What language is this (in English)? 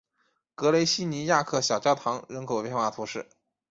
Chinese